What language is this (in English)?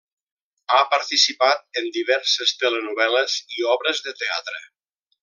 Catalan